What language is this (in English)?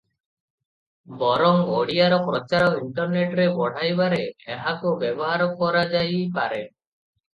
Odia